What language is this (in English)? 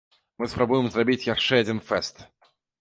Belarusian